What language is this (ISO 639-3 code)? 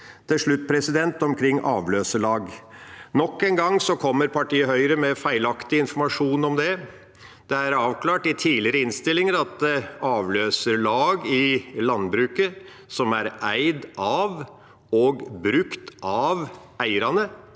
nor